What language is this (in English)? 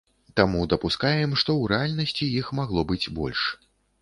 Belarusian